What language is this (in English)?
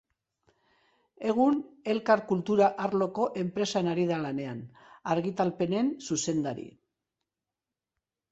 Basque